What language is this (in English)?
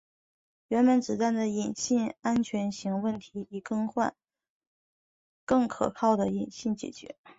Chinese